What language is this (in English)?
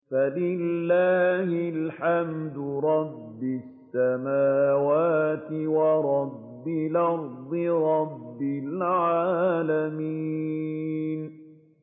Arabic